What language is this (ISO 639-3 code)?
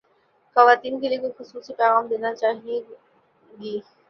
urd